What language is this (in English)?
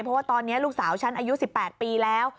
Thai